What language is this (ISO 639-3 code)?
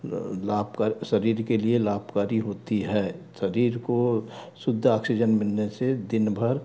hin